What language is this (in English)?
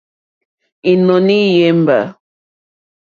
Mokpwe